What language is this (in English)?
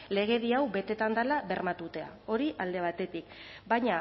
Basque